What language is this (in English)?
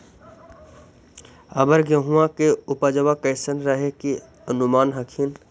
Magahi